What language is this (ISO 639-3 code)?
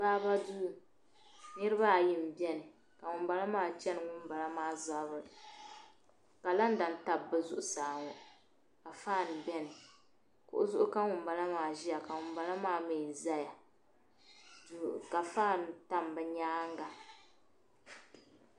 dag